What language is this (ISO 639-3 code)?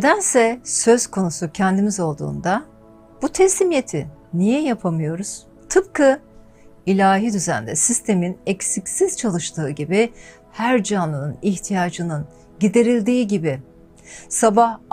tur